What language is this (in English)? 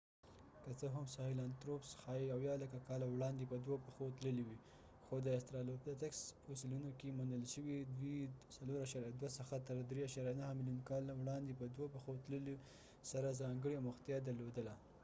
Pashto